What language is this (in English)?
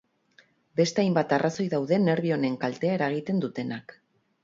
Basque